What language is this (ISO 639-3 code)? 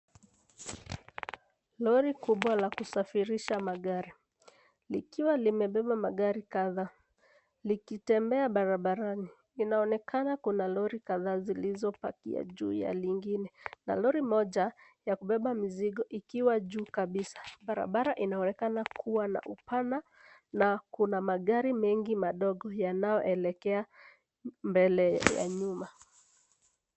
swa